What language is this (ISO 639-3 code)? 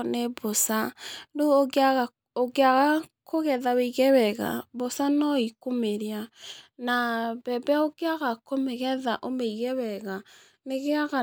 kik